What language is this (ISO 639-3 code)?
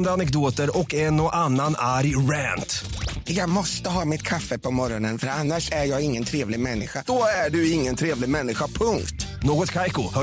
swe